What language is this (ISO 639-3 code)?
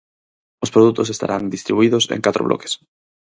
glg